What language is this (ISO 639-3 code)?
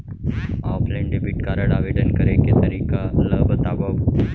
hne